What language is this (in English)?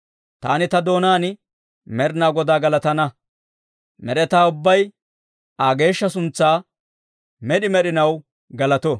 Dawro